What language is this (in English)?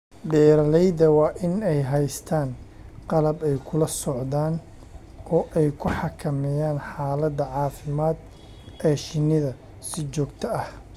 Somali